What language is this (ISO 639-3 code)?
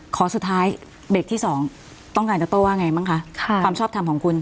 tha